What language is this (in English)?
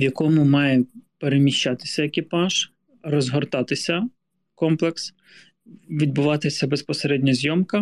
Ukrainian